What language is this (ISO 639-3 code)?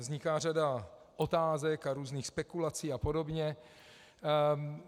ces